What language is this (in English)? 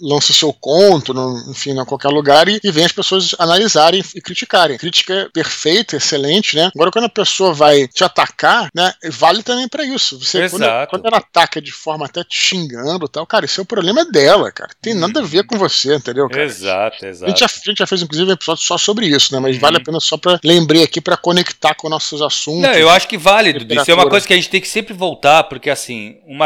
Portuguese